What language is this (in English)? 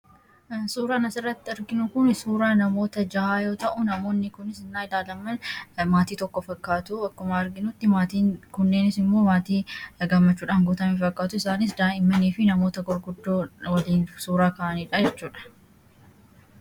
Oromo